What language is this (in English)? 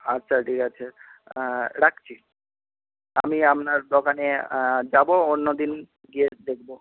Bangla